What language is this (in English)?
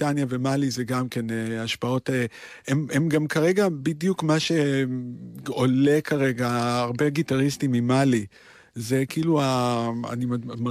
Hebrew